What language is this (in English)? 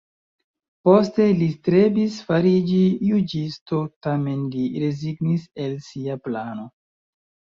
Esperanto